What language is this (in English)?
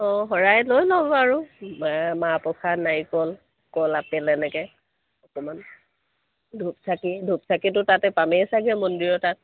Assamese